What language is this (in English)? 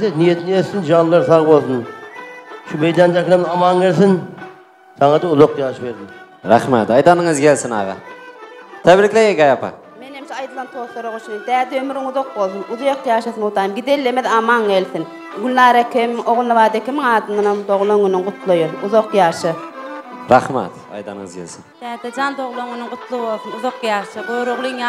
Turkish